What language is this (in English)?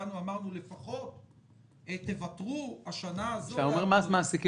Hebrew